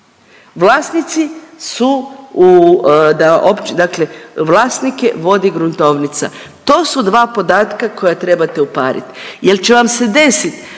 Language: Croatian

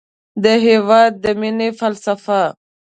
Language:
Pashto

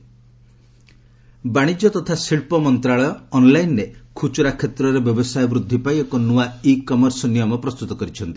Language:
Odia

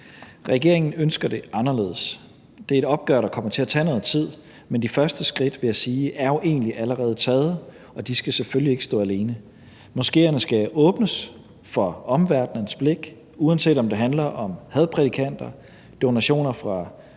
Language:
Danish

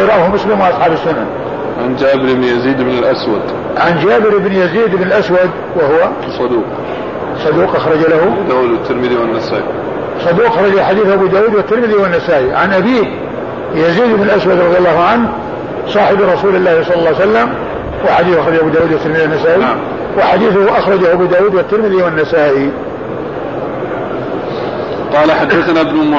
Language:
Arabic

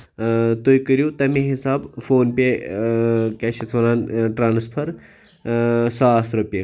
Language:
Kashmiri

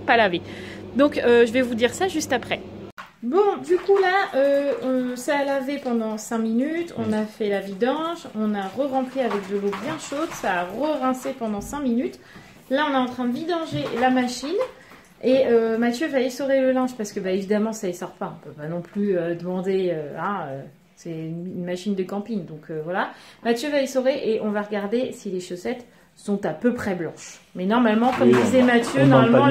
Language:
French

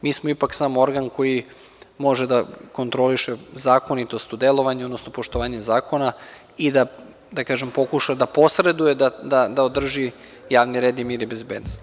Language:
Serbian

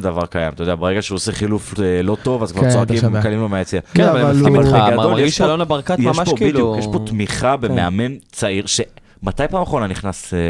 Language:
Hebrew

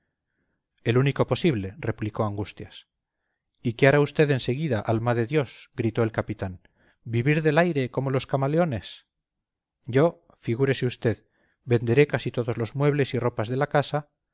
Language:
Spanish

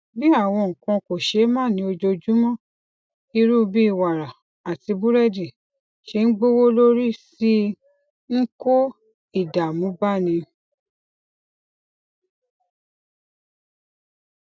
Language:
Yoruba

